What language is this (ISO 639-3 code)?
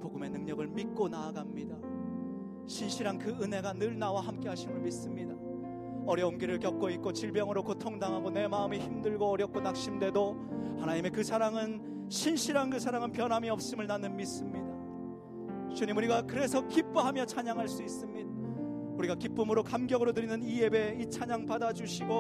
kor